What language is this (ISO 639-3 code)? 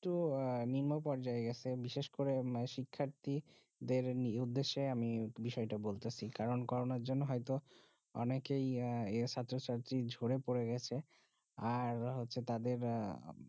ben